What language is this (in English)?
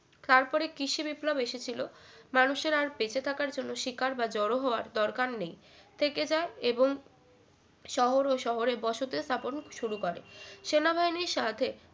Bangla